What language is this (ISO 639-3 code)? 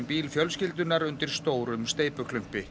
isl